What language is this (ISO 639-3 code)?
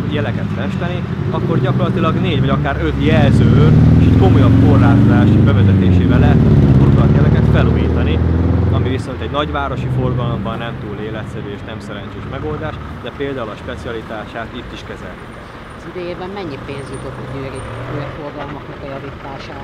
hun